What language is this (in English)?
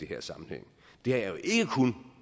Danish